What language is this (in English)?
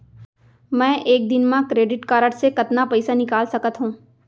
Chhattisgarhi